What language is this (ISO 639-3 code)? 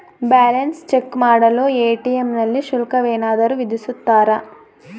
kan